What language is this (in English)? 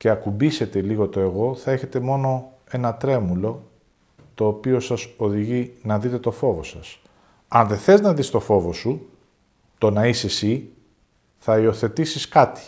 Greek